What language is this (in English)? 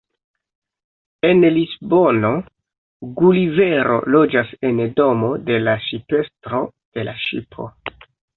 Esperanto